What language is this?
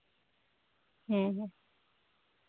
Santali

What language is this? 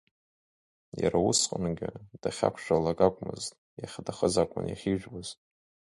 Abkhazian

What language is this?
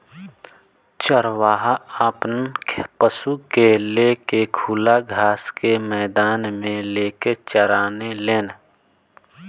Bhojpuri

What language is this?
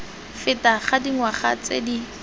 Tswana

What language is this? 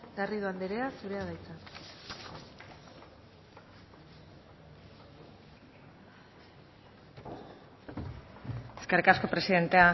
Basque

